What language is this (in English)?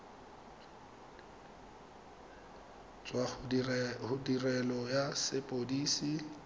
Tswana